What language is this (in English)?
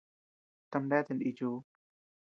Tepeuxila Cuicatec